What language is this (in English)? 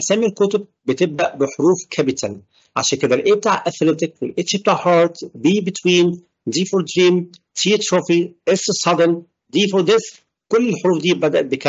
Arabic